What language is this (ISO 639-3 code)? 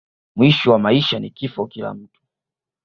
swa